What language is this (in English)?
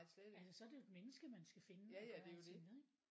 Danish